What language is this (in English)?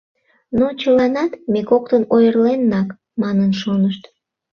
Mari